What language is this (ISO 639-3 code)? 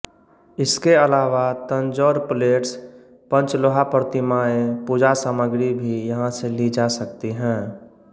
hin